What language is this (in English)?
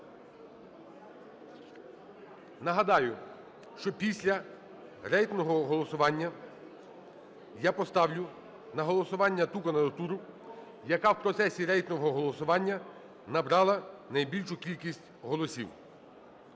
Ukrainian